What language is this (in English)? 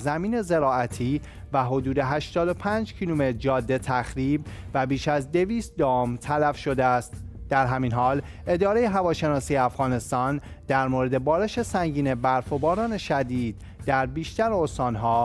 Persian